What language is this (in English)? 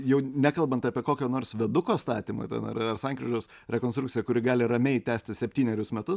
Lithuanian